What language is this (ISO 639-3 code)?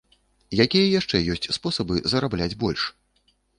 bel